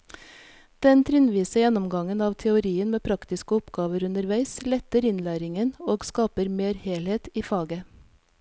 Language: Norwegian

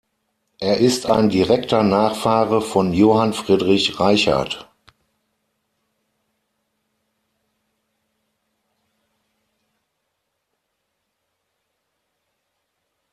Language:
German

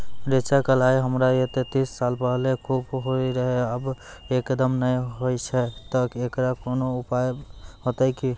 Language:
Maithili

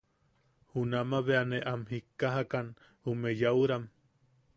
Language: Yaqui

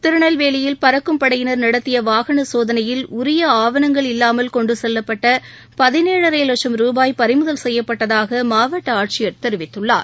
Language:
Tamil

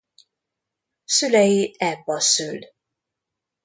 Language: Hungarian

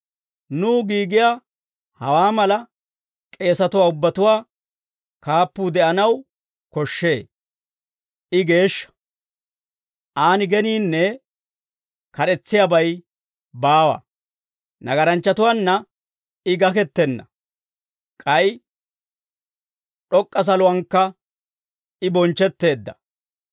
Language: Dawro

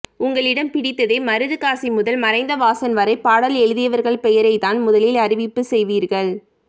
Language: Tamil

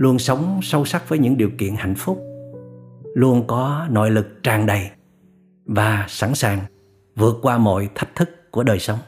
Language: Vietnamese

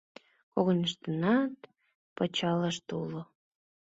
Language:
Mari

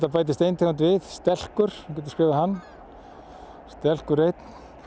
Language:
Icelandic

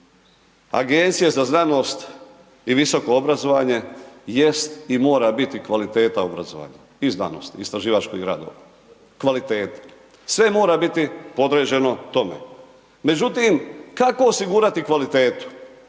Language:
Croatian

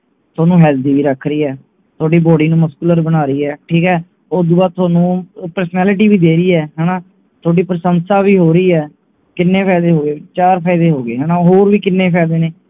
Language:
Punjabi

